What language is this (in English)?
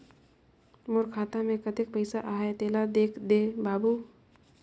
Chhattisgarhi